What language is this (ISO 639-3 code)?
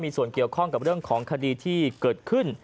tha